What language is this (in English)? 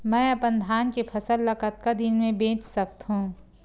Chhattisgarhi